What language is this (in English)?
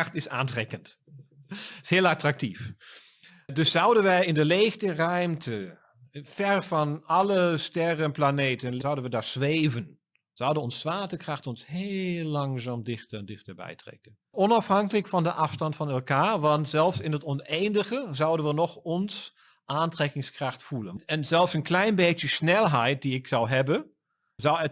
Dutch